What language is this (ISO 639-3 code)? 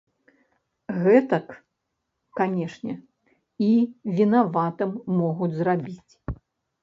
bel